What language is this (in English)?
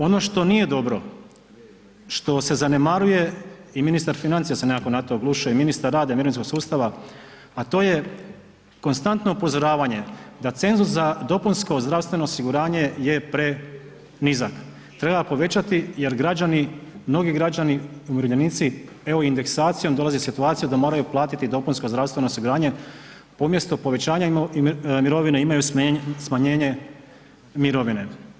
Croatian